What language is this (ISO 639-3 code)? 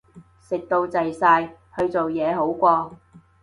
yue